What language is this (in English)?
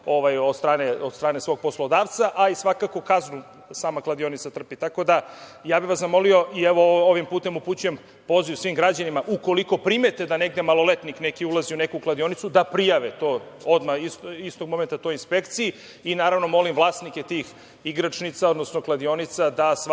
Serbian